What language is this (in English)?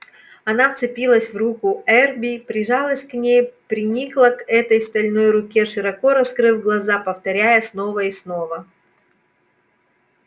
Russian